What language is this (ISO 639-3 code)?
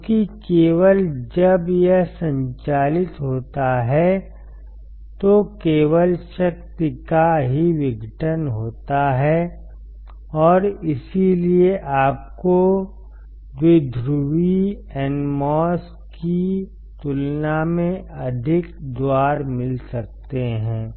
hin